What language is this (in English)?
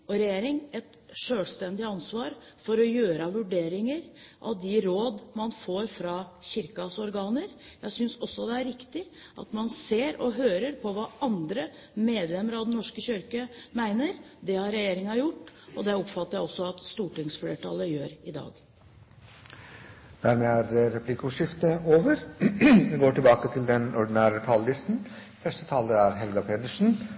Norwegian